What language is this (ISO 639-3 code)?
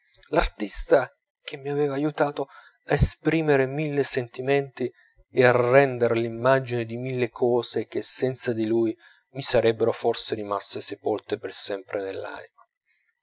ita